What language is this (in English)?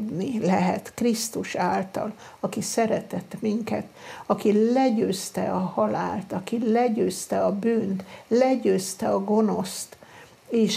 Hungarian